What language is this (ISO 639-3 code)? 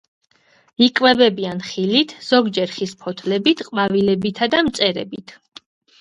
kat